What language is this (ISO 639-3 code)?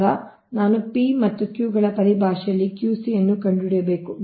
kan